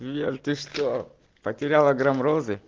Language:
Russian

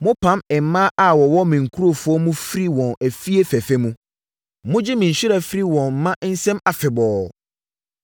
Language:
Akan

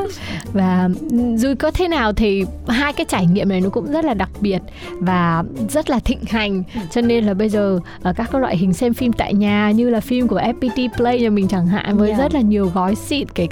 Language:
Vietnamese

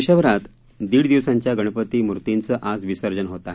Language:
Marathi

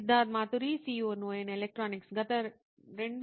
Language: Telugu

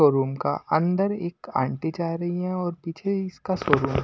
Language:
Hindi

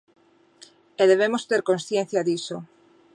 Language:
Galician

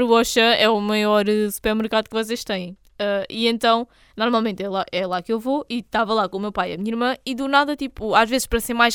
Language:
Portuguese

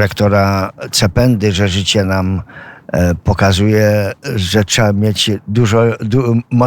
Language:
Polish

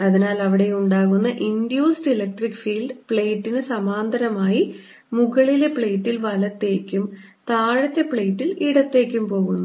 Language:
Malayalam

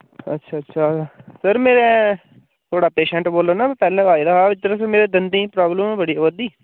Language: Dogri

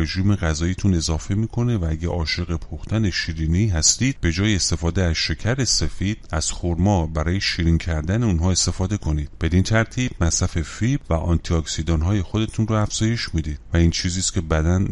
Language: Persian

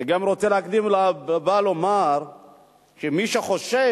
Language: Hebrew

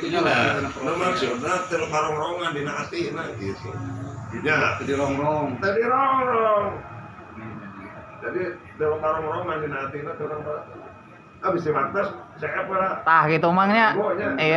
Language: Indonesian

